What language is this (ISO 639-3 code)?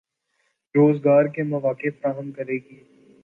urd